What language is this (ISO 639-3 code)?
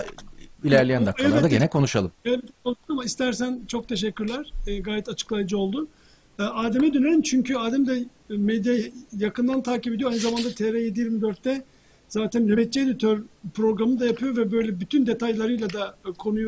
tur